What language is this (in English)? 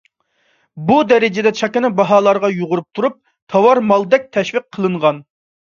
Uyghur